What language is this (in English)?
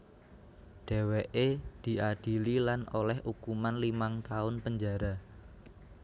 Javanese